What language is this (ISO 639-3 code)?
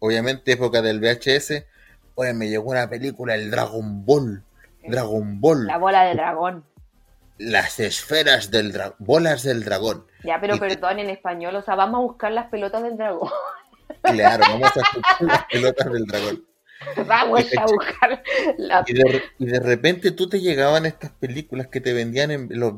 spa